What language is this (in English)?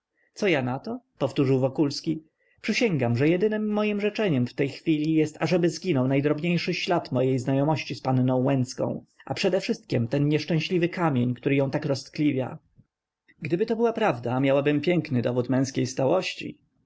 Polish